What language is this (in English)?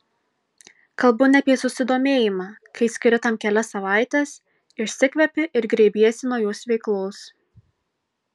Lithuanian